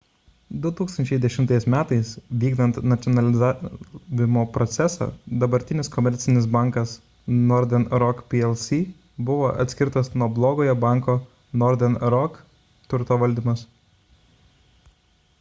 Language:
Lithuanian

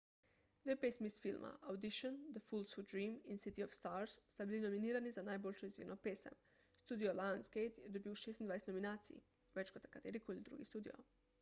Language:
Slovenian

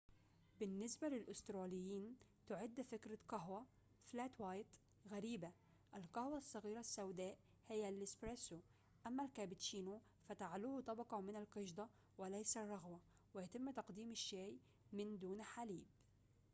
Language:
Arabic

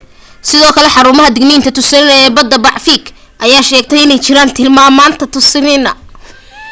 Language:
Somali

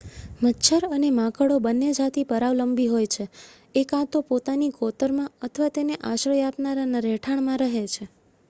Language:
Gujarati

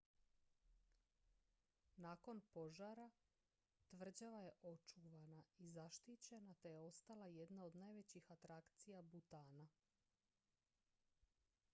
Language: Croatian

